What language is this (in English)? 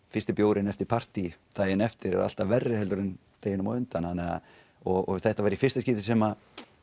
Icelandic